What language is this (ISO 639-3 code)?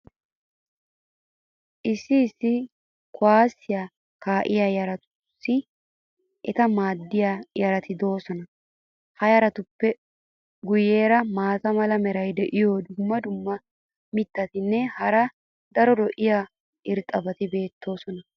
wal